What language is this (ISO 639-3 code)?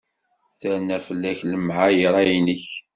kab